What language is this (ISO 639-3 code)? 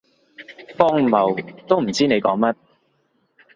yue